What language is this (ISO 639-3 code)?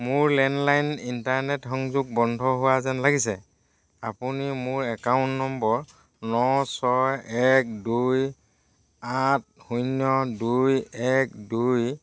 asm